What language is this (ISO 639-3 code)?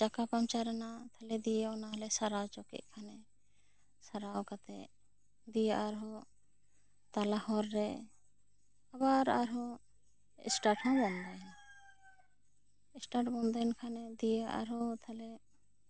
sat